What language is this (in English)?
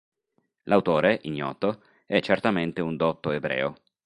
Italian